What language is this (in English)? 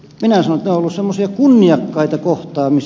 Finnish